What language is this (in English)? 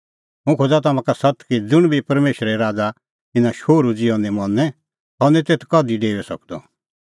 Kullu Pahari